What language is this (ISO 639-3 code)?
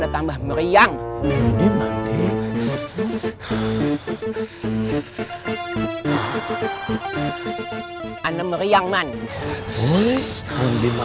ind